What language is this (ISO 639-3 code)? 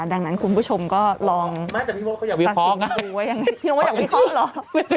tha